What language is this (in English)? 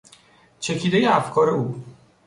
Persian